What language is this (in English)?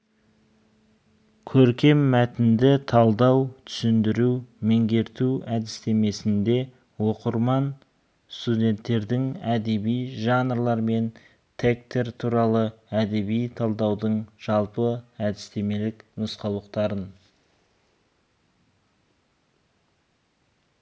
Kazakh